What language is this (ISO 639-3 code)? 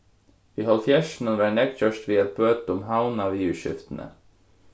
fao